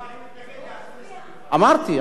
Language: Hebrew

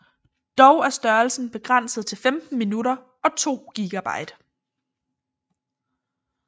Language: Danish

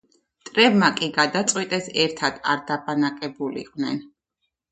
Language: Georgian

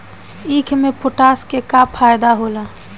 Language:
Bhojpuri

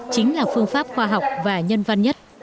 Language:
Vietnamese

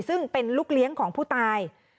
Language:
Thai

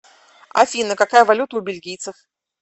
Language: Russian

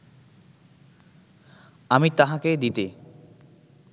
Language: Bangla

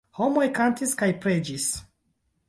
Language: Esperanto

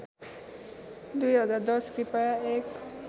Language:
Nepali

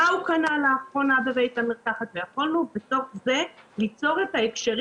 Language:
Hebrew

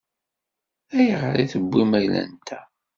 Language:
Kabyle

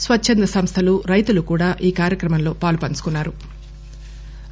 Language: Telugu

